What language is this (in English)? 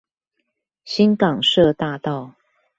Chinese